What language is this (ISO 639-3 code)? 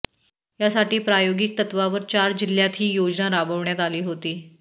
mar